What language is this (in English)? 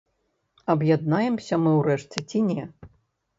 Belarusian